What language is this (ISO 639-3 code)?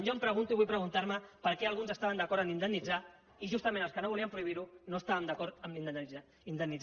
cat